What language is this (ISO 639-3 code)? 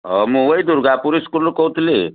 ori